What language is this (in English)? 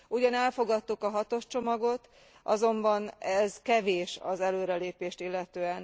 Hungarian